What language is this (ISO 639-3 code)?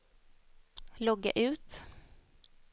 swe